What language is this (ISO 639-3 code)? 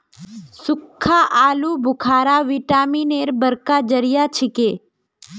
mag